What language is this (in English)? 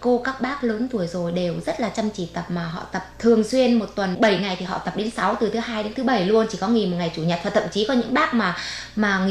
Vietnamese